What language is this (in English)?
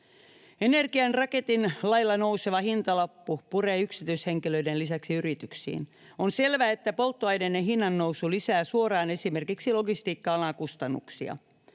Finnish